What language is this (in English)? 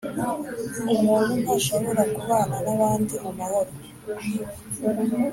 Kinyarwanda